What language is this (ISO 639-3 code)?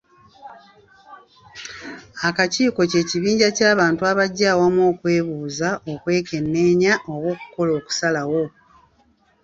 lug